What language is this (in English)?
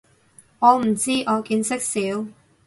Cantonese